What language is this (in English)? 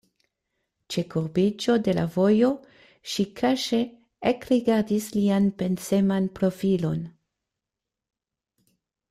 Esperanto